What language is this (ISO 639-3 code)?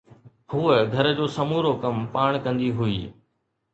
snd